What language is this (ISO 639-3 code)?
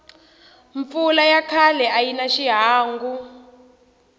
tso